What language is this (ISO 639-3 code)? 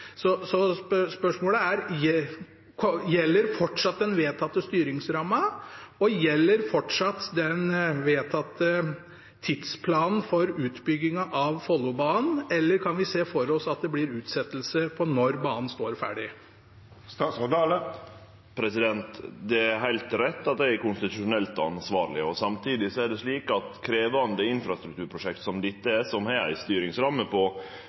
nor